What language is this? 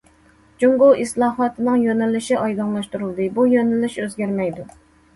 Uyghur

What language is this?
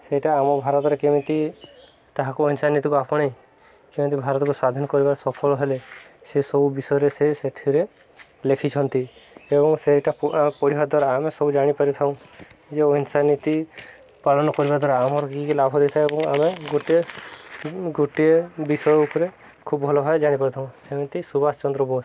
Odia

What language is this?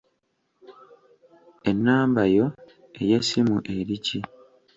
Ganda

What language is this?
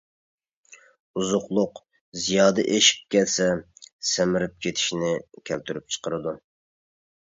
Uyghur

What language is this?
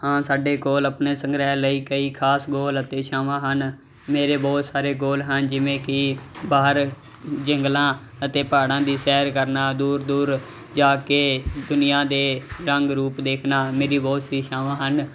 Punjabi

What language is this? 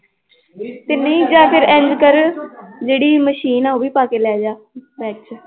Punjabi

